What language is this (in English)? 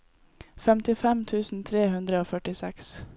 Norwegian